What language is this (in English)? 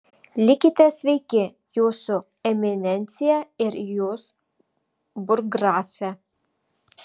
Lithuanian